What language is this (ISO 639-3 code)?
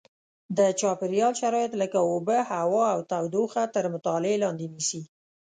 pus